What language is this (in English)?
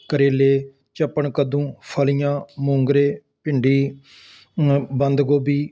Punjabi